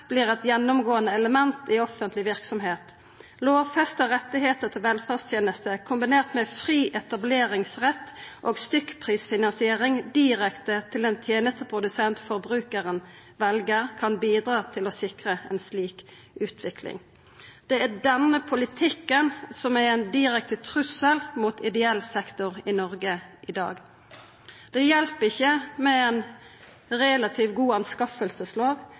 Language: Norwegian Nynorsk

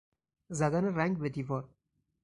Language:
Persian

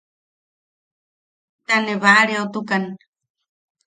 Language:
Yaqui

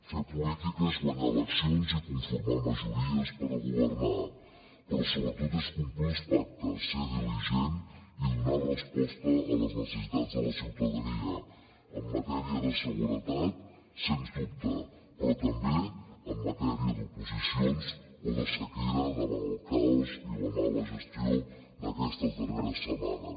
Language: Catalan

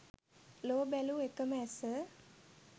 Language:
Sinhala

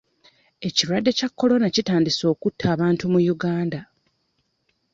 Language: Ganda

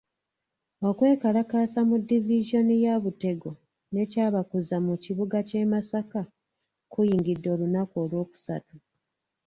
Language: Ganda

